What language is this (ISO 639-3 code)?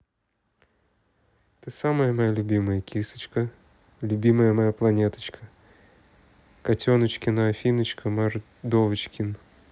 rus